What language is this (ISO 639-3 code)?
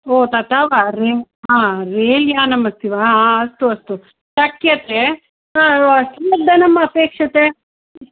san